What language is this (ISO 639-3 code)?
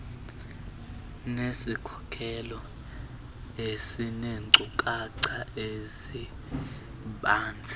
xho